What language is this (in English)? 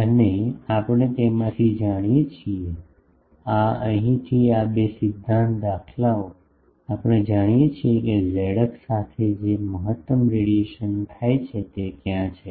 Gujarati